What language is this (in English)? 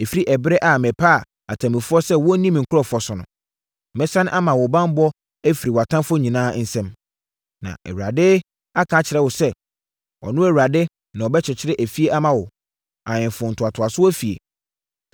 Akan